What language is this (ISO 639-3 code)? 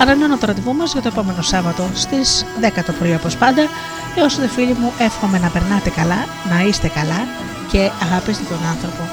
ell